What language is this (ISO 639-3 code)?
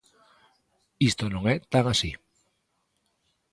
glg